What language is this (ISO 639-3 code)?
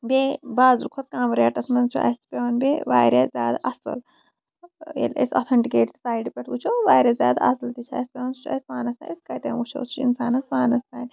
kas